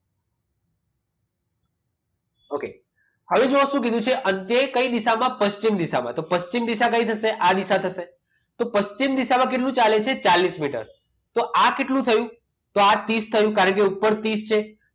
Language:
Gujarati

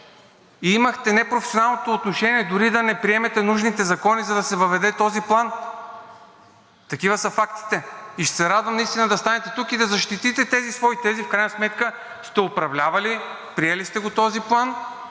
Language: Bulgarian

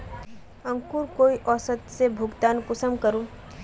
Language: Magahi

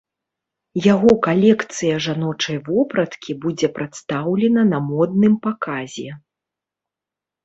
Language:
Belarusian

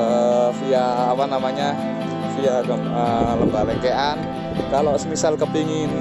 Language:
Indonesian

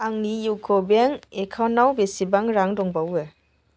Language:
Bodo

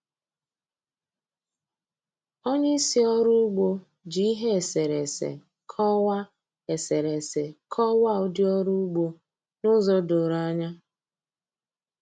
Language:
Igbo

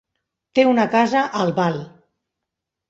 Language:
Catalan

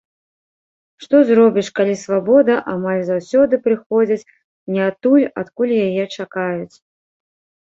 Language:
Belarusian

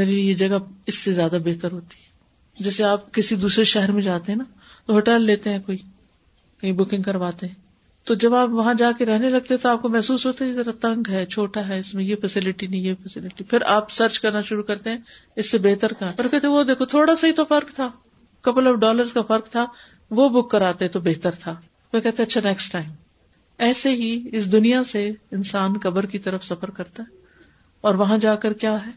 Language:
Urdu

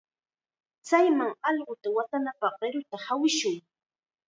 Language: Chiquián Ancash Quechua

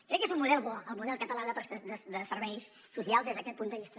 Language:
Catalan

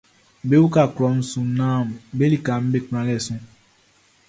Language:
Baoulé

